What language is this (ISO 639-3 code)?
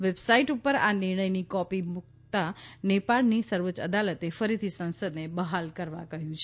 guj